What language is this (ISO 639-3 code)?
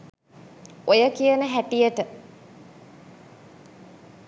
sin